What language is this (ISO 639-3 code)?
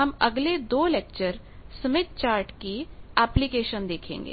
hin